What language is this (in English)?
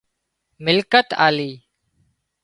Wadiyara Koli